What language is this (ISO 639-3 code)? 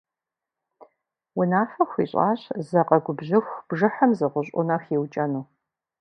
kbd